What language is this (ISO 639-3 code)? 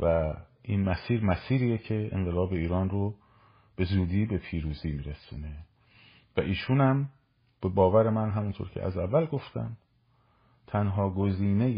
fas